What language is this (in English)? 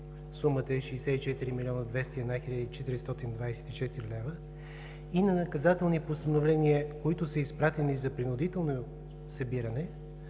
Bulgarian